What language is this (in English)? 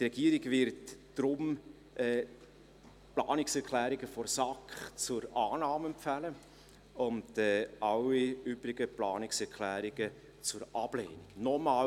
Swiss German